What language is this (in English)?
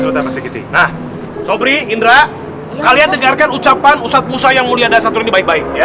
Indonesian